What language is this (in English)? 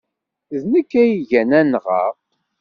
Kabyle